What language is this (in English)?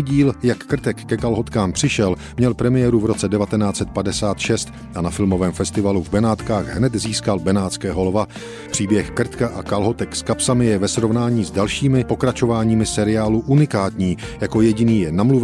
Czech